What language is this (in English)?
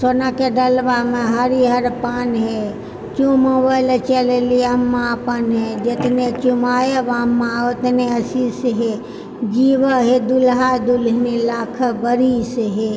Maithili